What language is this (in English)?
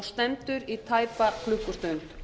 Icelandic